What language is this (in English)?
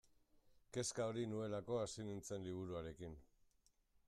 Basque